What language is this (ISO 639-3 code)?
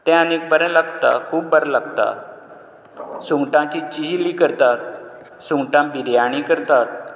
kok